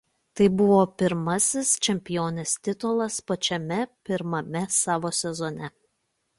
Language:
Lithuanian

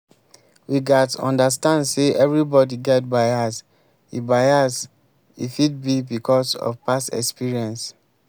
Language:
Nigerian Pidgin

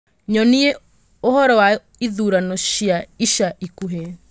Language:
Kikuyu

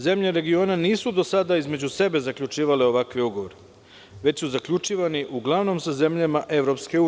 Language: Serbian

